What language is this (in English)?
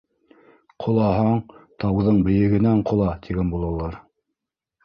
Bashkir